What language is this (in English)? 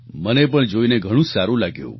Gujarati